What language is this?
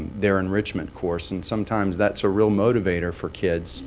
English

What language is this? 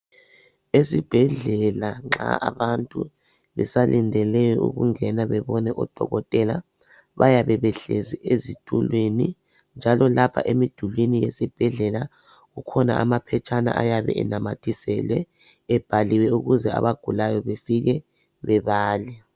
North Ndebele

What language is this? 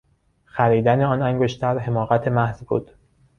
Persian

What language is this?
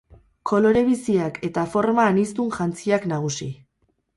Basque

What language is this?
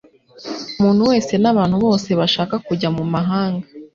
Kinyarwanda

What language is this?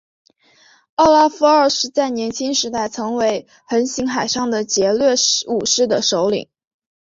Chinese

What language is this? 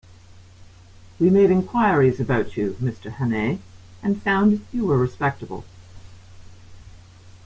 English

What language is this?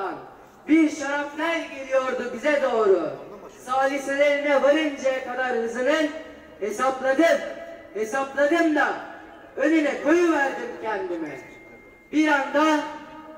Turkish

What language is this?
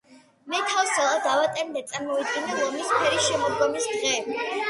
Georgian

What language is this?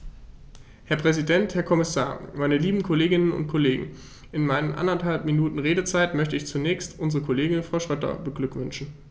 German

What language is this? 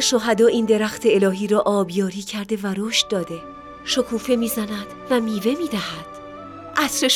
Persian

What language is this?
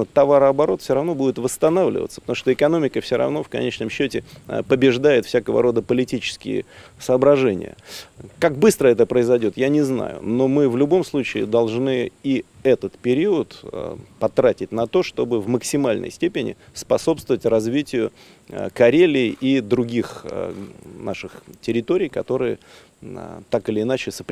Russian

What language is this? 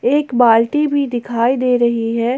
Hindi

